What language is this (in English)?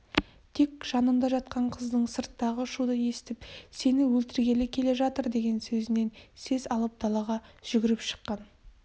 Kazakh